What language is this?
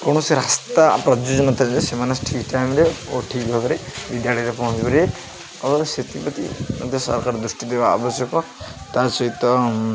Odia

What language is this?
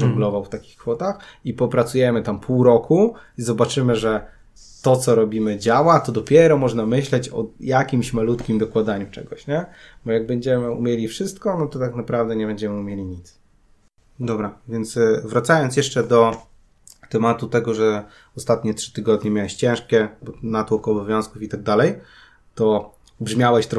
Polish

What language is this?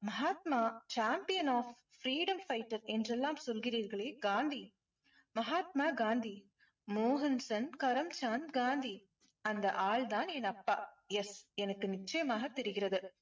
Tamil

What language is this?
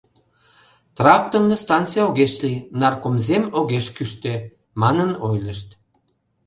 Mari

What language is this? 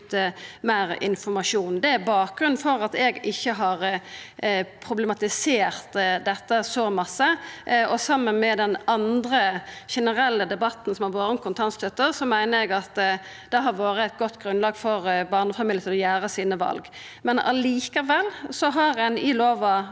Norwegian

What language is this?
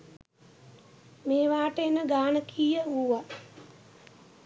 Sinhala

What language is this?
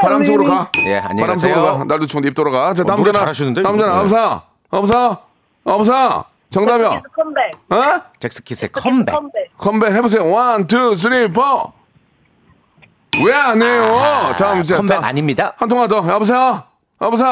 Korean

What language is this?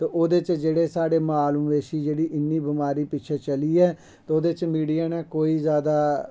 Dogri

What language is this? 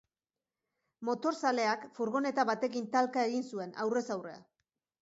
Basque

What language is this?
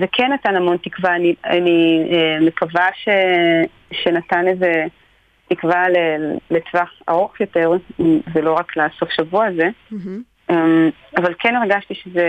Hebrew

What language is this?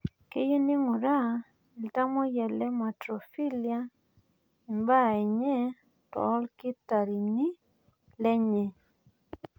Masai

